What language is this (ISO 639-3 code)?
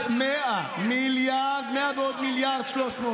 heb